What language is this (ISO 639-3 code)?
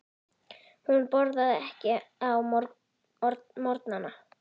isl